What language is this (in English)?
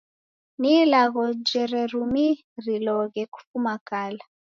Taita